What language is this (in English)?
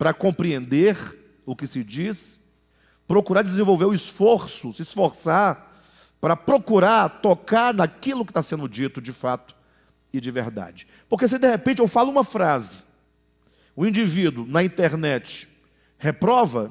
Portuguese